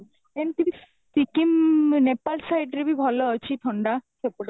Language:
Odia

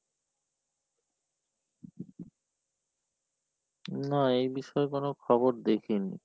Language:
Bangla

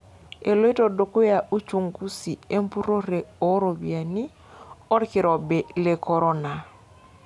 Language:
Masai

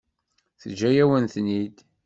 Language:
Kabyle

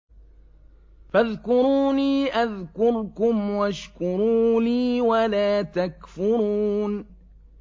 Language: Arabic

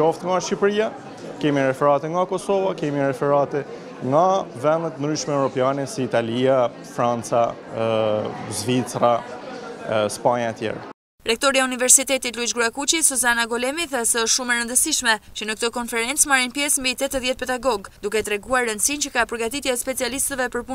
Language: Romanian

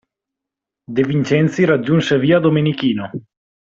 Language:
Italian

